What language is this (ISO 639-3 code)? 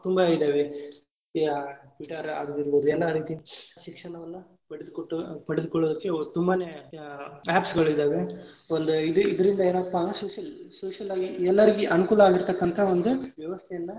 kan